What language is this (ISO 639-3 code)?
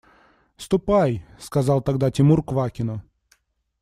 rus